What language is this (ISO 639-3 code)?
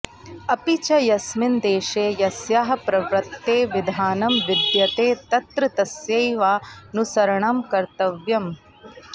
san